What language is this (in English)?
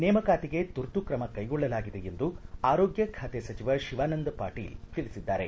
Kannada